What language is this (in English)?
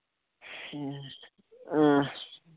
Kashmiri